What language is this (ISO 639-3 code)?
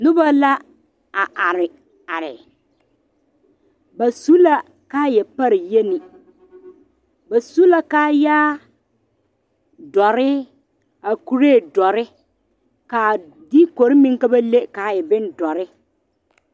dga